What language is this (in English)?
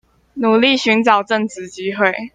Chinese